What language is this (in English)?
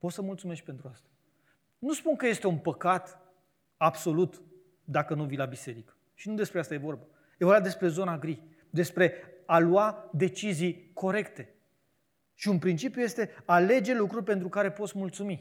Romanian